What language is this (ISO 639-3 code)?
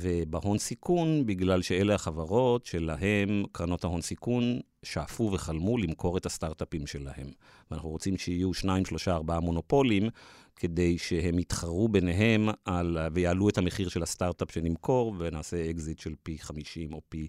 heb